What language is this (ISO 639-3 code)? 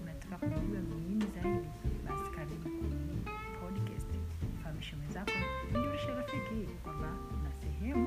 swa